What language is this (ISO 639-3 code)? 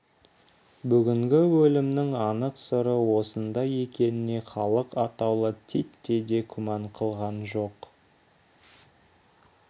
kaz